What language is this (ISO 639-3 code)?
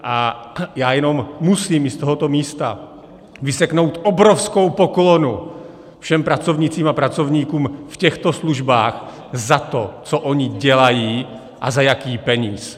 ces